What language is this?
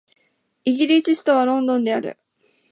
Japanese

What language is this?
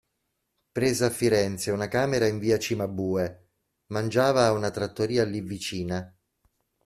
Italian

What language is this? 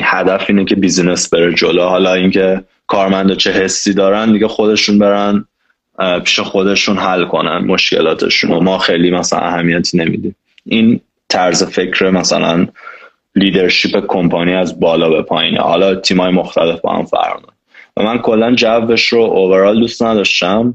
Persian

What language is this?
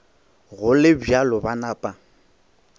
Northern Sotho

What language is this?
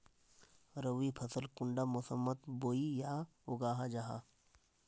Magahi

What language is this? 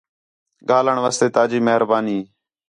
Khetrani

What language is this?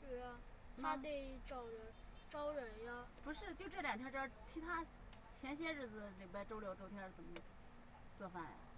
Chinese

